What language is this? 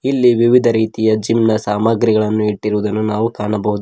Kannada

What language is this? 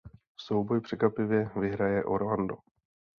Czech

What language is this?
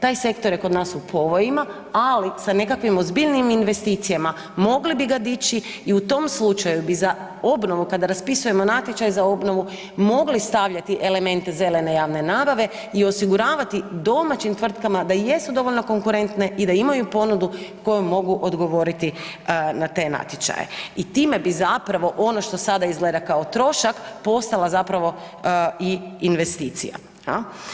Croatian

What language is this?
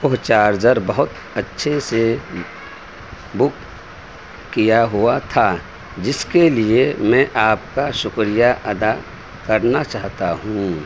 Urdu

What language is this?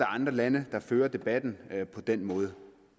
Danish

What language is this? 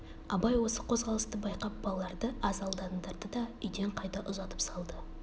Kazakh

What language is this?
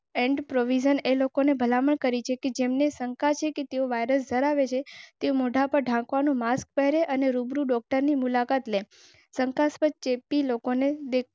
Gujarati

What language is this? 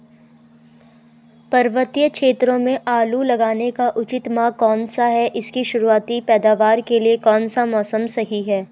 Hindi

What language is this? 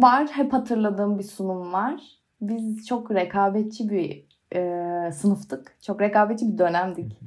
Turkish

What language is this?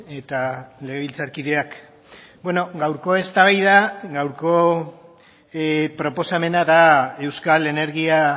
Basque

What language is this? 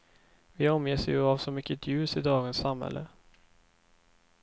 Swedish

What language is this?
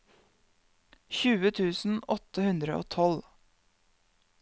Norwegian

